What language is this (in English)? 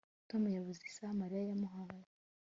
Kinyarwanda